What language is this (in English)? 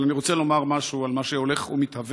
Hebrew